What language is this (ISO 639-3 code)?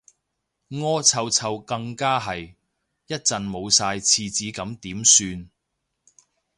yue